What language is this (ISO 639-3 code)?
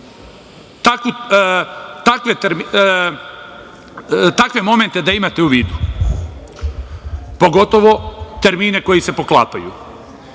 srp